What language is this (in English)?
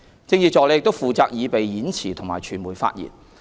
Cantonese